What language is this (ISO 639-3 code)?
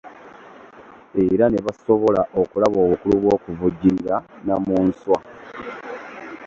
lug